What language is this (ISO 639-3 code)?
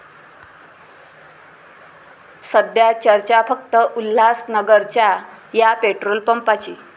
mar